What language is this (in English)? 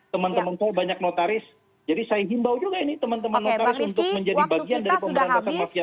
Indonesian